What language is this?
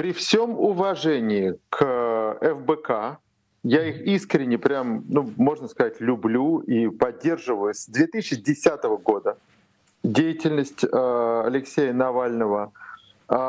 Russian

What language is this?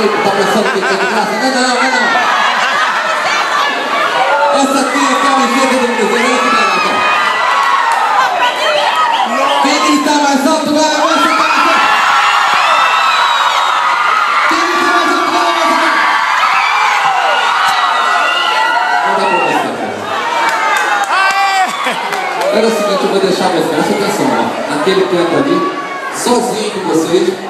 Portuguese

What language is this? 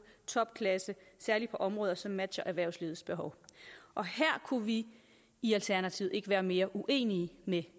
Danish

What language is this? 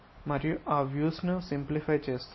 Telugu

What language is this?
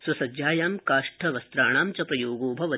Sanskrit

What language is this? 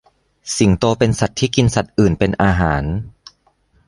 Thai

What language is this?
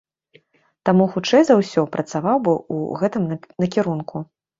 Belarusian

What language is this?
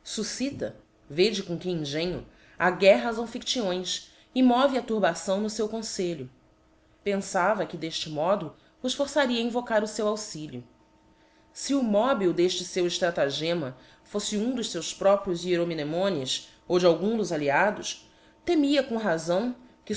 Portuguese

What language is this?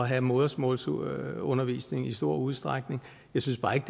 Danish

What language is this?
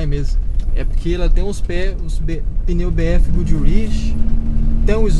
Portuguese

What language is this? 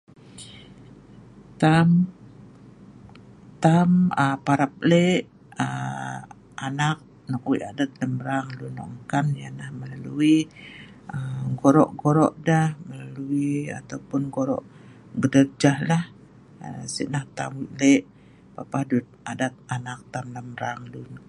Sa'ban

